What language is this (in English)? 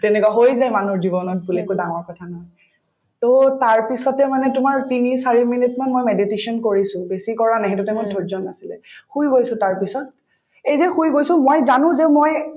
Assamese